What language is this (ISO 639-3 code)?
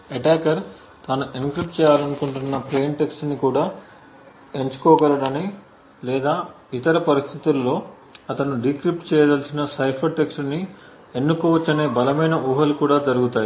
tel